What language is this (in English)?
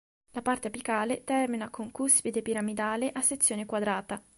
Italian